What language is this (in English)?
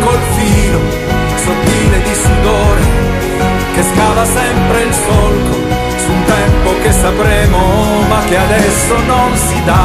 Italian